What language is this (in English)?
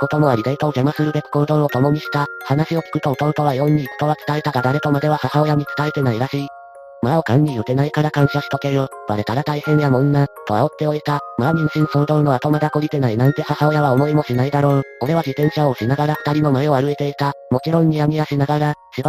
Japanese